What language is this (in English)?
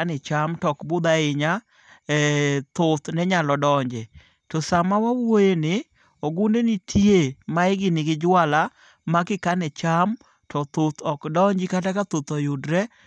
Luo (Kenya and Tanzania)